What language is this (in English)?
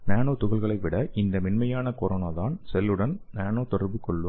Tamil